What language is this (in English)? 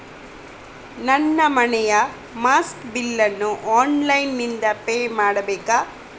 Kannada